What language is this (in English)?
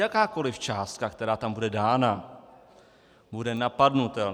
Czech